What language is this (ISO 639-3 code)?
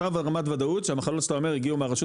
heb